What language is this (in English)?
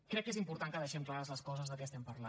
Catalan